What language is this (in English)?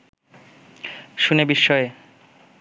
Bangla